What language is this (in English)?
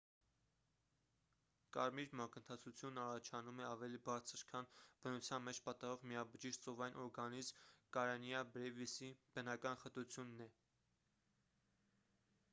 Armenian